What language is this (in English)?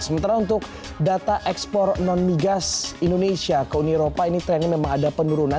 Indonesian